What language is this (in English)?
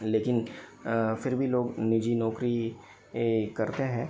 Hindi